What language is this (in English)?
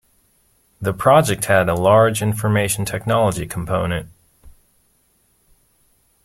English